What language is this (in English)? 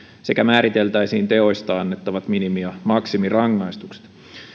Finnish